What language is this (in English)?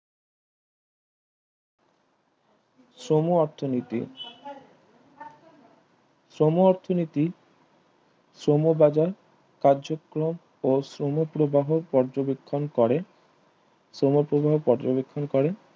Bangla